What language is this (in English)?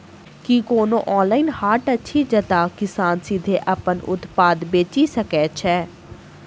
Maithili